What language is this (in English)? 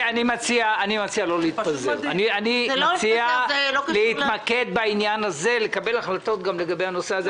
Hebrew